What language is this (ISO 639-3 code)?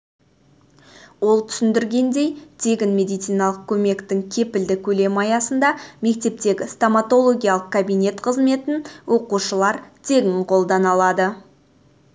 kaz